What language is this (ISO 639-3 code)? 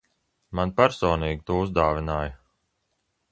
lav